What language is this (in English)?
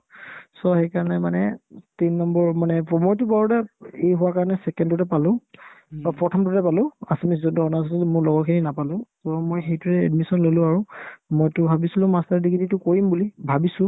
Assamese